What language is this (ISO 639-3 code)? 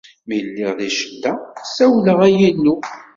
kab